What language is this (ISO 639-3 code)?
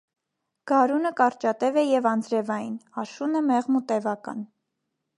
hye